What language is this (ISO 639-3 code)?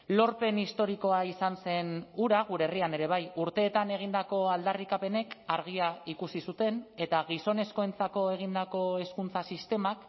eus